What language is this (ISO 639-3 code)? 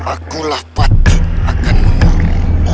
ind